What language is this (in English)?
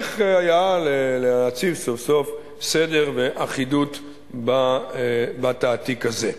Hebrew